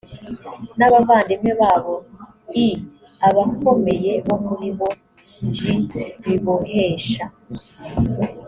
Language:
Kinyarwanda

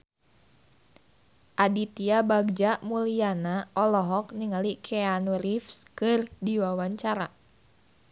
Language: Sundanese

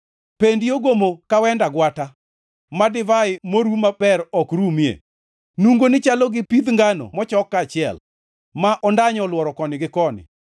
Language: Luo (Kenya and Tanzania)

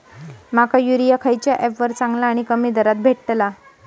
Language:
Marathi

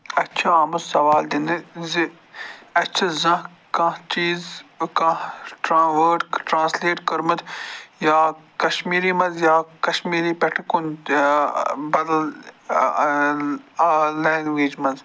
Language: Kashmiri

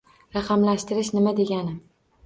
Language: Uzbek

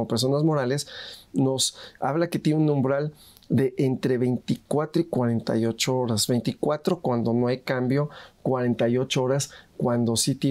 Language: Spanish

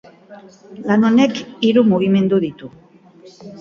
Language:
Basque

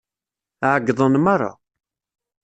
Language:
Kabyle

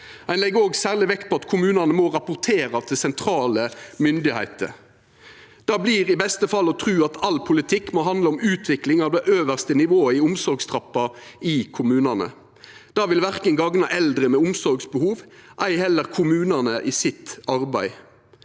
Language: Norwegian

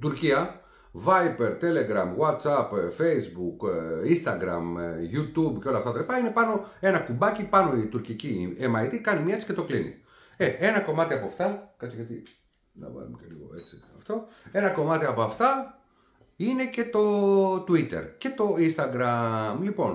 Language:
Greek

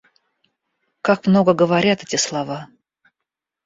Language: Russian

